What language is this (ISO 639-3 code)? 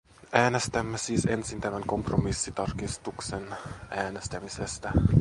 fin